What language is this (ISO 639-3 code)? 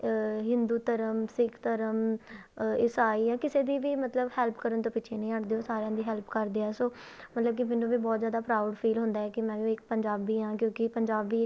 pan